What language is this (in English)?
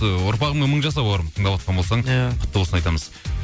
Kazakh